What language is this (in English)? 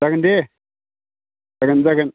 Bodo